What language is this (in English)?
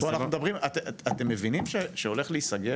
Hebrew